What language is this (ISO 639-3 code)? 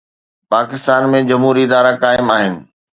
snd